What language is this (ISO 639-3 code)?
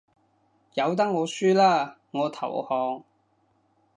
yue